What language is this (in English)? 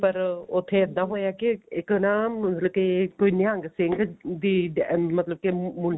Punjabi